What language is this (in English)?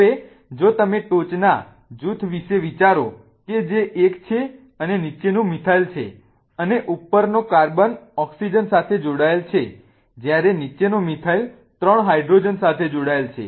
Gujarati